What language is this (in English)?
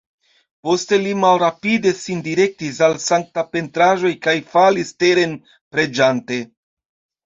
Esperanto